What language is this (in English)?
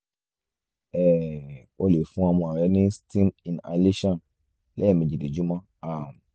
Yoruba